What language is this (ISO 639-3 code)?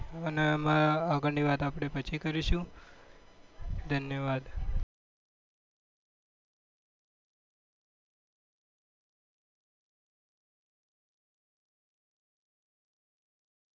guj